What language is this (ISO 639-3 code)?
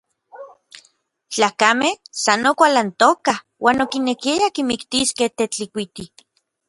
nlv